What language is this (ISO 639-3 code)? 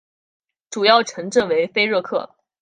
zho